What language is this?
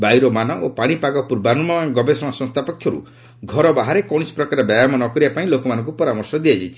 Odia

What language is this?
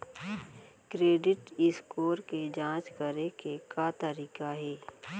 Chhattisgarhi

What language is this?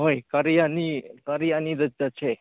Manipuri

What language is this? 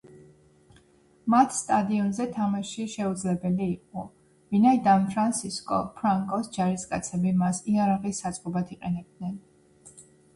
Georgian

